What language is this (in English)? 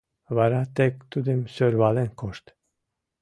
Mari